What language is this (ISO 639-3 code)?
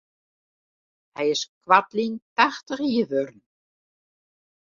fry